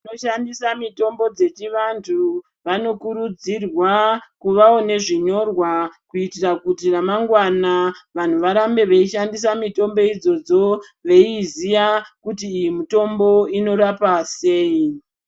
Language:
Ndau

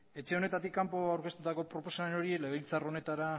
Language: Basque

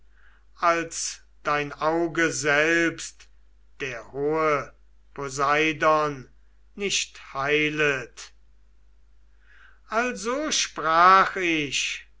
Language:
German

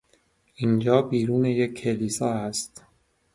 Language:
Persian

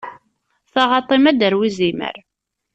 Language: Kabyle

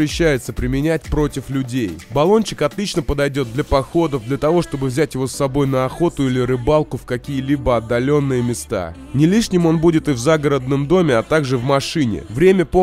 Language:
Russian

